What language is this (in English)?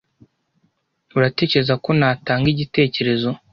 Kinyarwanda